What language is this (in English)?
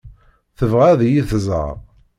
Kabyle